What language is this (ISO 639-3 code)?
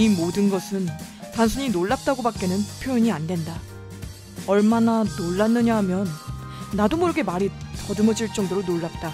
kor